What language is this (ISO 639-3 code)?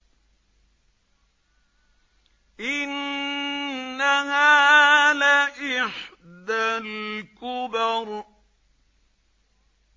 ara